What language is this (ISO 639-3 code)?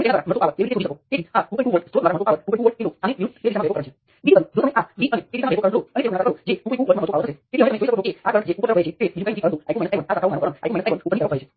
guj